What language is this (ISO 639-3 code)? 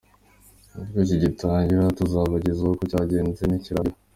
kin